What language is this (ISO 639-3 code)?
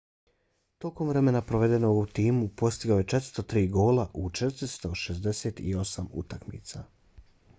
bos